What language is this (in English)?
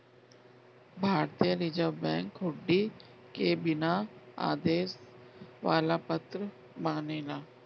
Bhojpuri